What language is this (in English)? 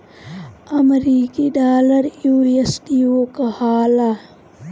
Bhojpuri